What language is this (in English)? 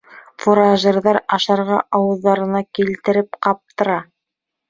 Bashkir